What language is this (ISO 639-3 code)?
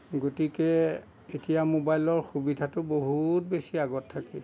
asm